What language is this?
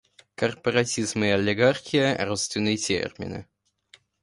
Russian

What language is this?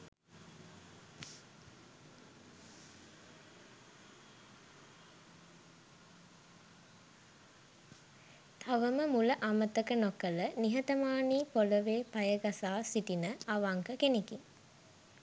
Sinhala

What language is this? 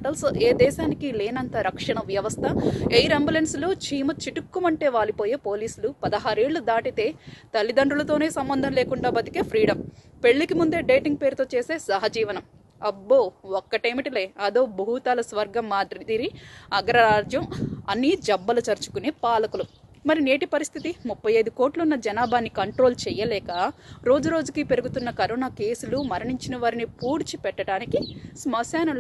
Telugu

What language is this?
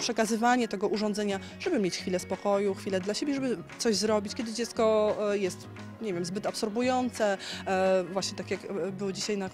Polish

